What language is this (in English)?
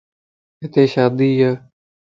Lasi